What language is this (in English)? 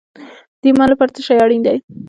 Pashto